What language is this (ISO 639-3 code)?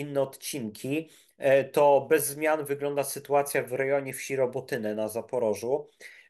pol